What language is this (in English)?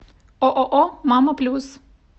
Russian